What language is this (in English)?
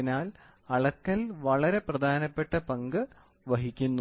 Malayalam